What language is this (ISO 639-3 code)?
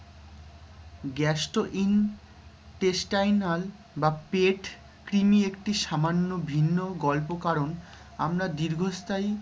ben